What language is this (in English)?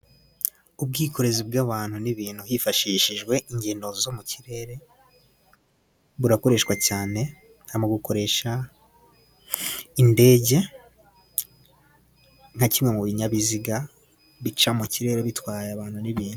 Kinyarwanda